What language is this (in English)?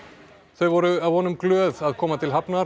Icelandic